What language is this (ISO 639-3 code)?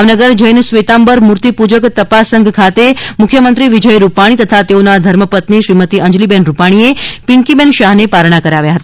guj